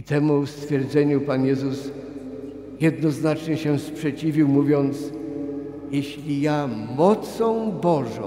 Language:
Polish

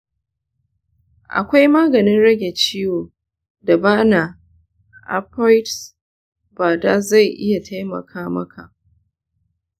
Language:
Hausa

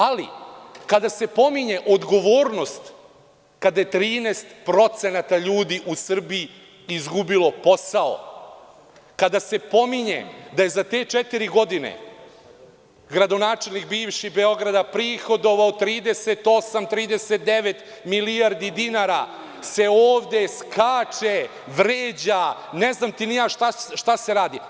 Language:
Serbian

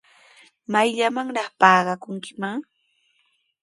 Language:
Sihuas Ancash Quechua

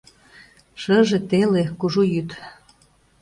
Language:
Mari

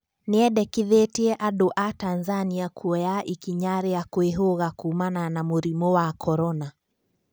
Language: Kikuyu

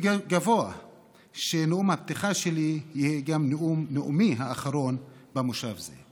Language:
Hebrew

